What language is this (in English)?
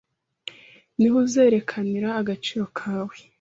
Kinyarwanda